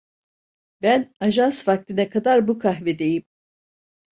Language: Turkish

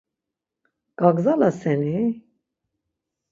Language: Laz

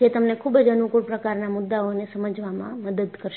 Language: Gujarati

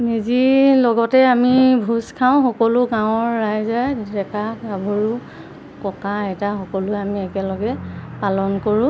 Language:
Assamese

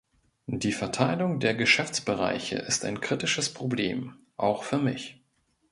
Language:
German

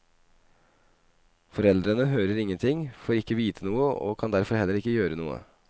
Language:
Norwegian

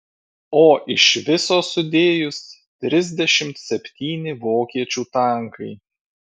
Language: Lithuanian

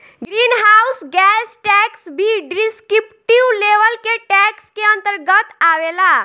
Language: Bhojpuri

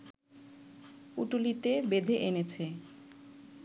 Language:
Bangla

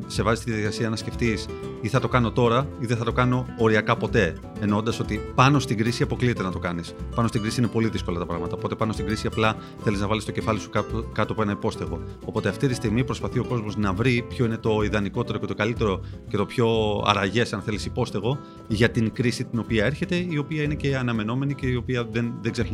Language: Greek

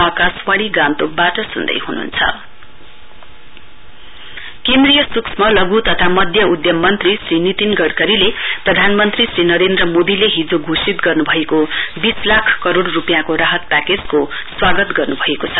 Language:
Nepali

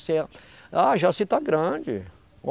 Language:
Portuguese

